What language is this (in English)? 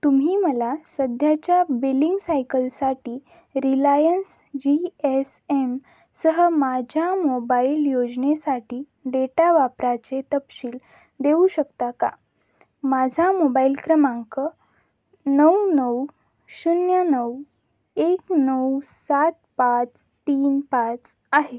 Marathi